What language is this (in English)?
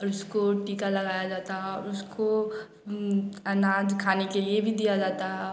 Hindi